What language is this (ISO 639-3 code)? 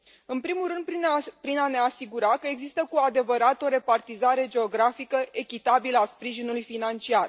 ron